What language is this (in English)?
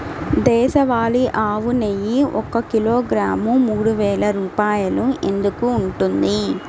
Telugu